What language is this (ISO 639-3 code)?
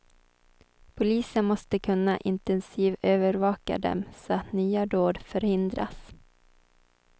swe